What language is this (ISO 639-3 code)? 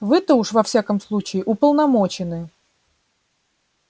rus